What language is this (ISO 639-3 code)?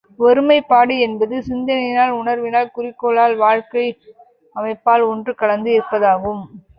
tam